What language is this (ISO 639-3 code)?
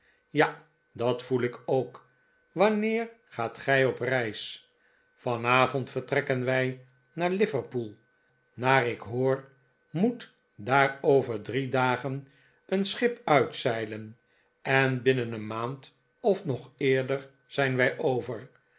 nld